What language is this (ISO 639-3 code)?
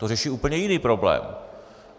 ces